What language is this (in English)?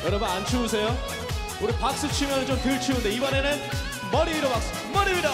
Korean